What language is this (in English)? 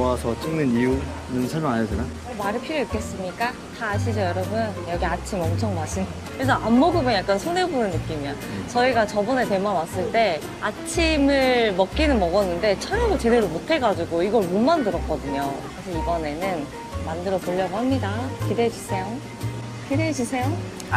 Korean